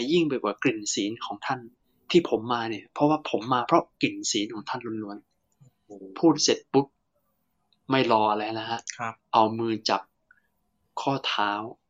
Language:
Thai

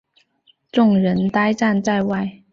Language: Chinese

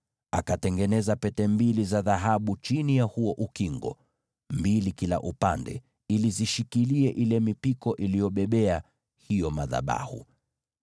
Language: Swahili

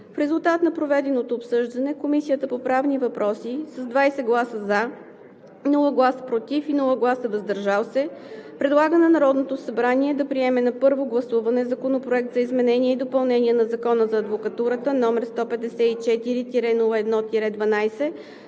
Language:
Bulgarian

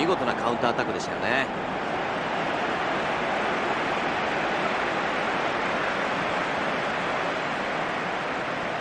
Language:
Japanese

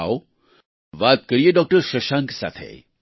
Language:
Gujarati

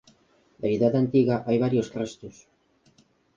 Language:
Galician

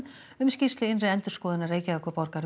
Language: Icelandic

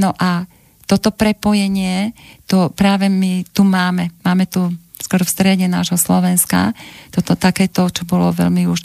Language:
Slovak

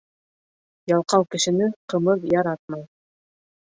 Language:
Bashkir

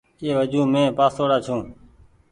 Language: Goaria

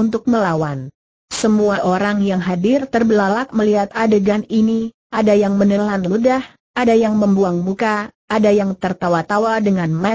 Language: Indonesian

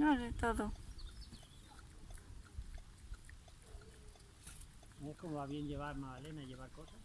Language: Spanish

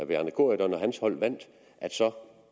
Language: Danish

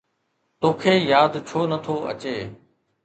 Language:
Sindhi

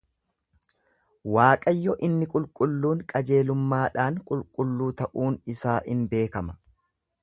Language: Oromo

